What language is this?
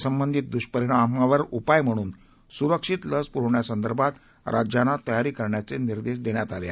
Marathi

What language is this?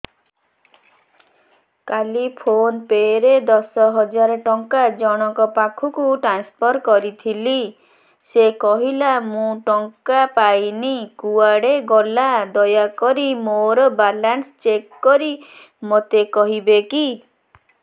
Odia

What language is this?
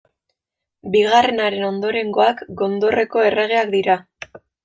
Basque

